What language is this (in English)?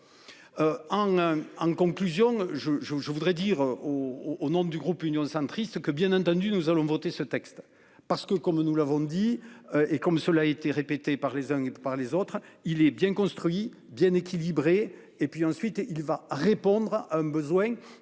French